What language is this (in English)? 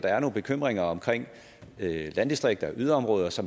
Danish